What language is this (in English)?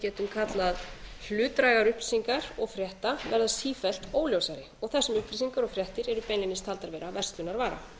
Icelandic